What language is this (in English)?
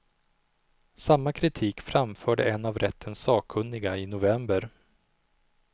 Swedish